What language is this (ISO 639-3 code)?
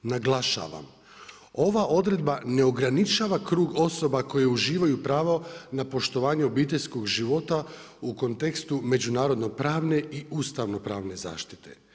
hrv